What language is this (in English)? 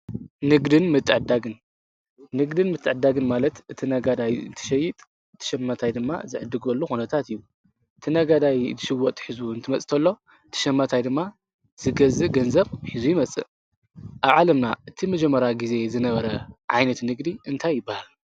Tigrinya